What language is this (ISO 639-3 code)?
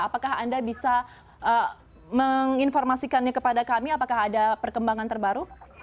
ind